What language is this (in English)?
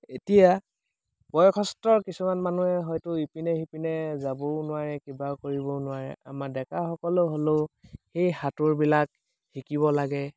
Assamese